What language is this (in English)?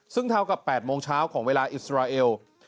Thai